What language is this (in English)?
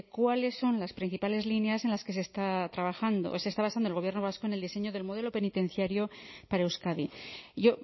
Spanish